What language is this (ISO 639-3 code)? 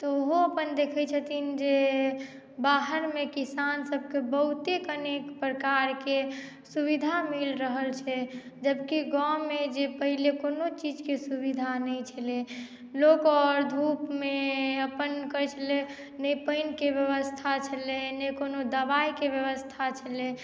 mai